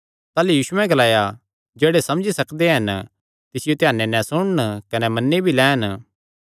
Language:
Kangri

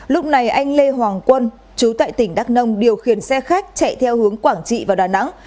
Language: Vietnamese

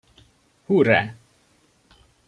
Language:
Hungarian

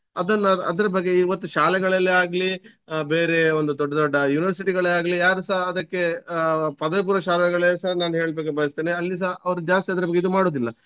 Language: Kannada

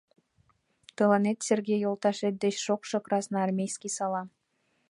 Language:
Mari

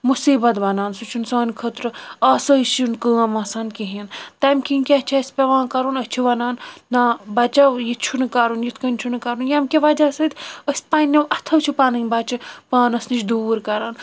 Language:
Kashmiri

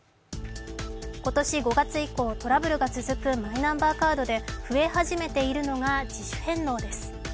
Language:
Japanese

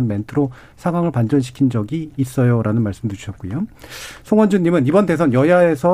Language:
Korean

